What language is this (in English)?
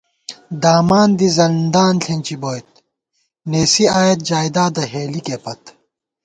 Gawar-Bati